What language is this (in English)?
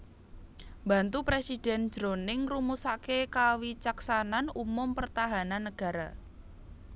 Javanese